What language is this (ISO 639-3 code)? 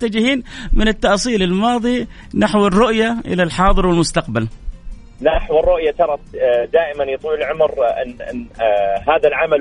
ara